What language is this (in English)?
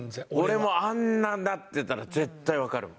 Japanese